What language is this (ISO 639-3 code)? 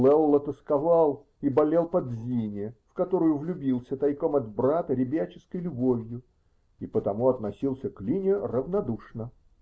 rus